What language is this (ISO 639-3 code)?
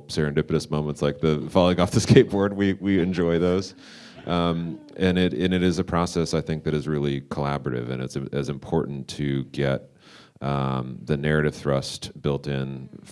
eng